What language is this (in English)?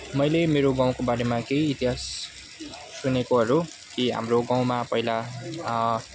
Nepali